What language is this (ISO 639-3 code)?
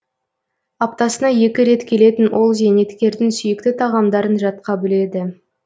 kaz